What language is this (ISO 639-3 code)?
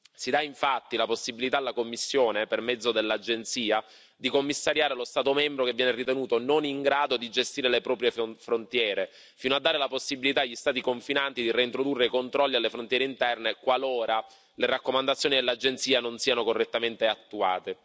ita